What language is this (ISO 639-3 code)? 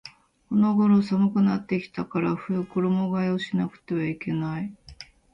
jpn